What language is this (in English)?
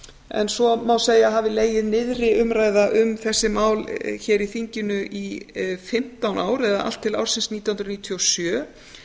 Icelandic